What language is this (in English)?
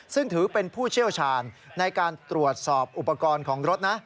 Thai